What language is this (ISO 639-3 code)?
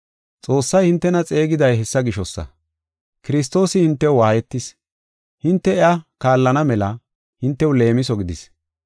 gof